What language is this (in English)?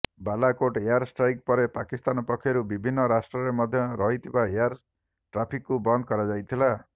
Odia